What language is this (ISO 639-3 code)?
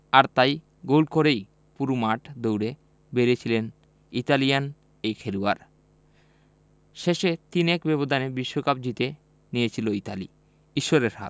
ben